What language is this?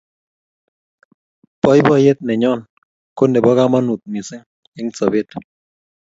Kalenjin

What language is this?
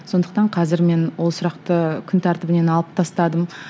Kazakh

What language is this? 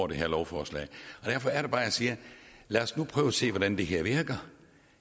Danish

